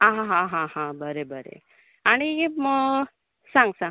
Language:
Konkani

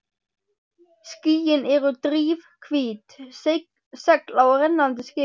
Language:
Icelandic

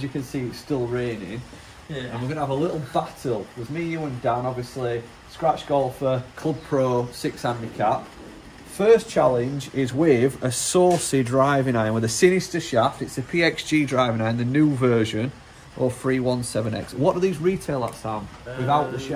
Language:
English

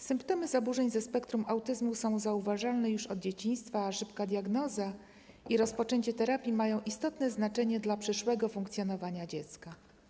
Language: Polish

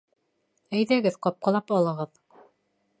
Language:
Bashkir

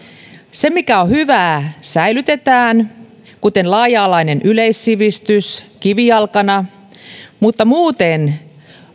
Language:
Finnish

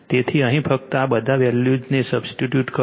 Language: Gujarati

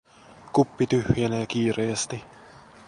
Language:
Finnish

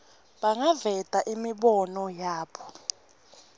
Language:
Swati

